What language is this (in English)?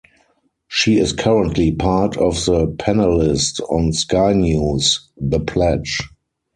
English